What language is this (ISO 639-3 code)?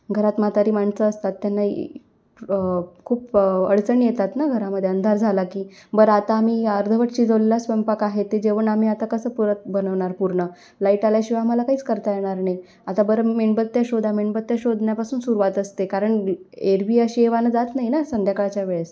mar